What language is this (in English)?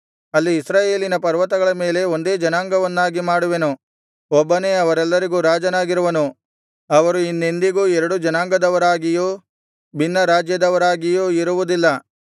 Kannada